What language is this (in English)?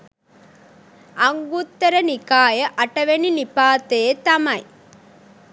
Sinhala